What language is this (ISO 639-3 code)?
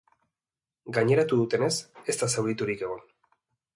eus